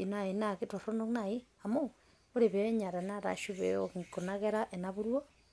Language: Masai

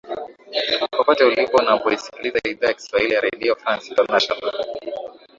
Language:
Swahili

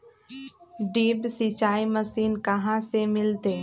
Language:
Magahi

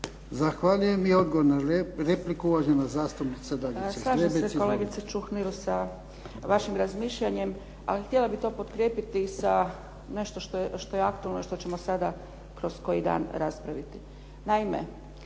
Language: Croatian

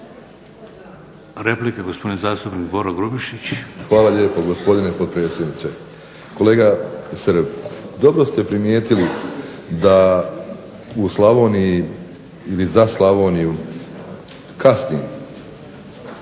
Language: Croatian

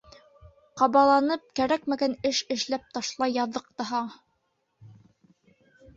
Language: Bashkir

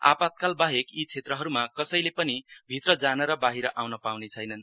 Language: Nepali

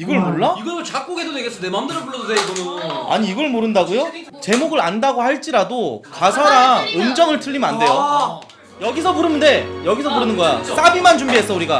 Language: Korean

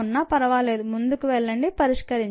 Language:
Telugu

